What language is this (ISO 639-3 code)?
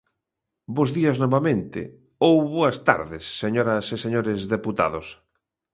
glg